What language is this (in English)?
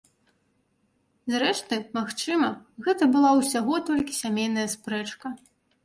Belarusian